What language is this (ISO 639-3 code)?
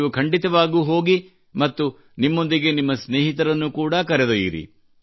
kan